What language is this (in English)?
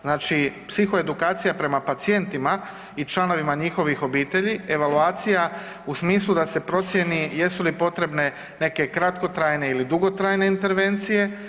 Croatian